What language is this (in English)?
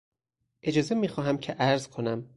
Persian